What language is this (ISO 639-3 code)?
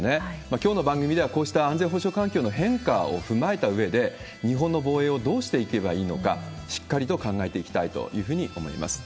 jpn